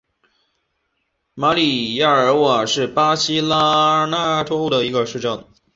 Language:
Chinese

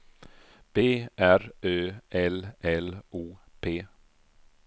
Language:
Swedish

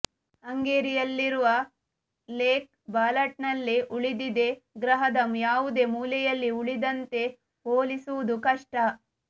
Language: Kannada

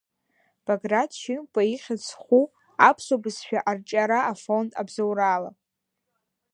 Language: Abkhazian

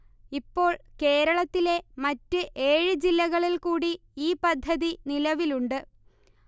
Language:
Malayalam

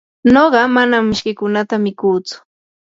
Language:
Yanahuanca Pasco Quechua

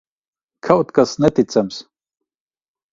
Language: Latvian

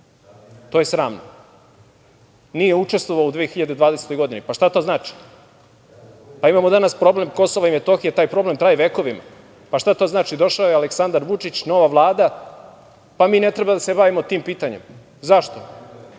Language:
Serbian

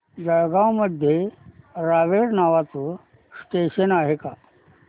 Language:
Marathi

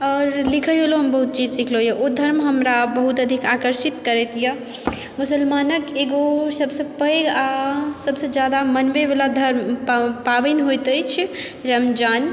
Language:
Maithili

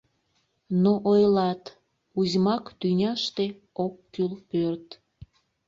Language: Mari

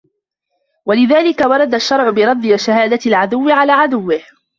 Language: Arabic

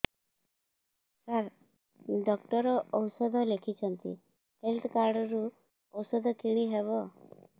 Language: Odia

